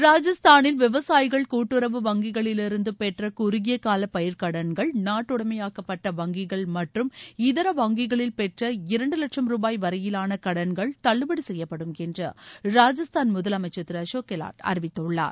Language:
Tamil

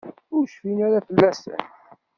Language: Kabyle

